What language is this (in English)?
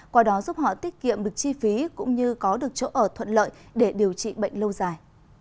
Vietnamese